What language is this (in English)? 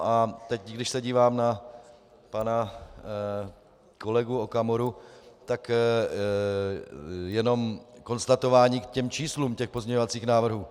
Czech